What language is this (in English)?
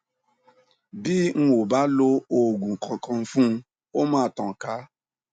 Yoruba